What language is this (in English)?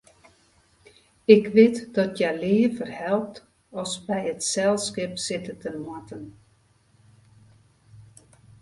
Western Frisian